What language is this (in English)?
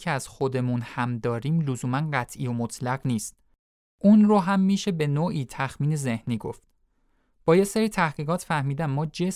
Persian